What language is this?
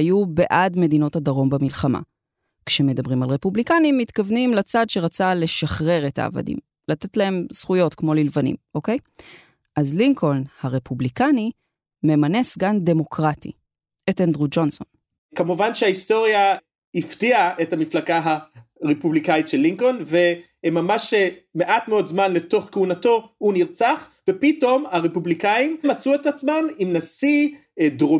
Hebrew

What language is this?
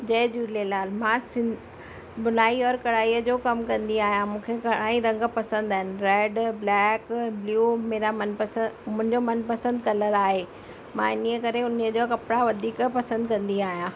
Sindhi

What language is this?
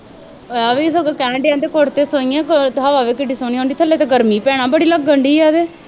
Punjabi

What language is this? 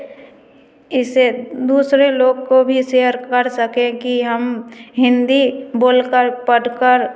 Hindi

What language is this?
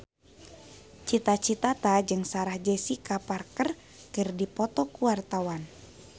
Sundanese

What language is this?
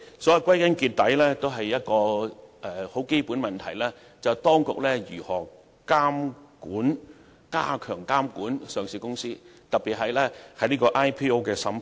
Cantonese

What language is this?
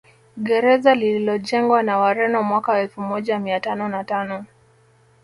Swahili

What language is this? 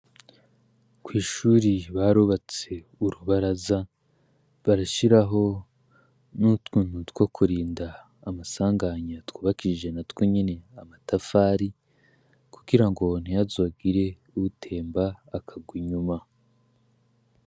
Rundi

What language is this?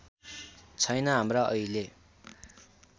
Nepali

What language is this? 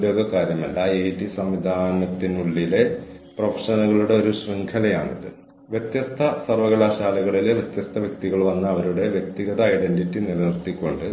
Malayalam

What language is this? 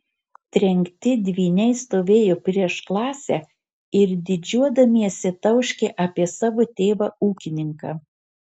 Lithuanian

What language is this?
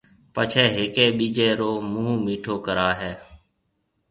Marwari (Pakistan)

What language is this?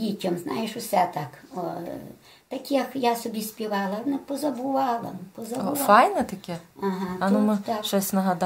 Ukrainian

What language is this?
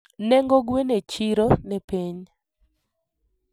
Luo (Kenya and Tanzania)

